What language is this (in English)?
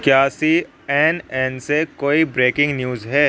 Urdu